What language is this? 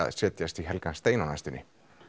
Icelandic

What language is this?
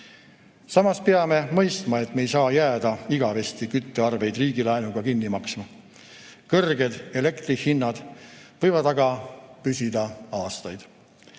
Estonian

